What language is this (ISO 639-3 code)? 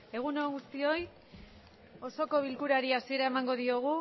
eus